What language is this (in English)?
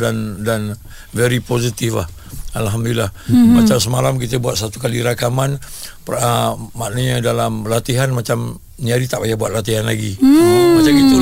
Malay